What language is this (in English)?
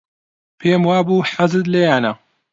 Central Kurdish